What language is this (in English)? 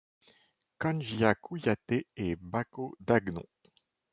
French